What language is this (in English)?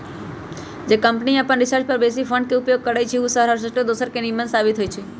Magahi